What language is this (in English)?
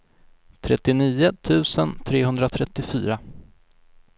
Swedish